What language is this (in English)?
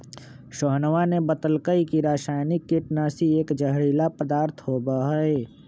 Magahi